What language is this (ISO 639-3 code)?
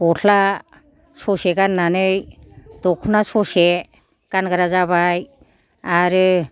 brx